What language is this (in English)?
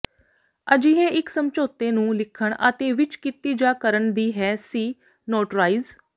Punjabi